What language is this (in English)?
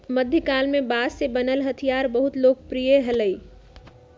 Magahi